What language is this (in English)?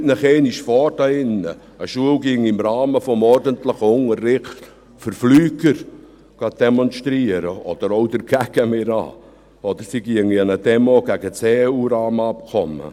Swiss German